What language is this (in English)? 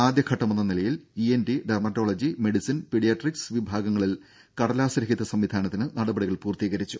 Malayalam